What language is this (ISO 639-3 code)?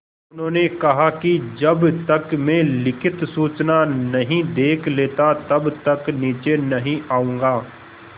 hin